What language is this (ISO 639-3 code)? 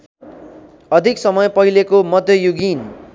nep